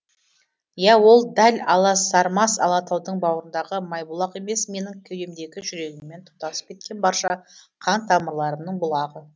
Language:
Kazakh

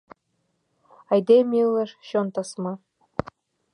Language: Mari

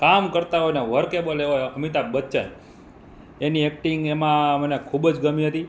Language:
Gujarati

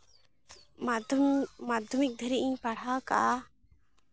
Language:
Santali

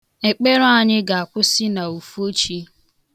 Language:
Igbo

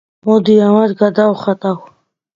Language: Georgian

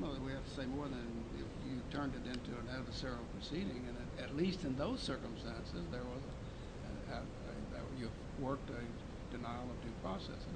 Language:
English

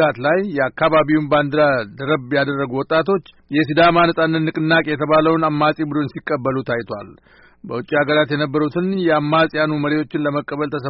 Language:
Amharic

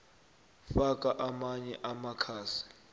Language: South Ndebele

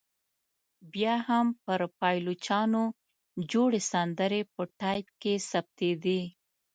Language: Pashto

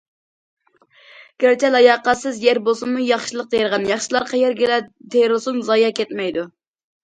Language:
Uyghur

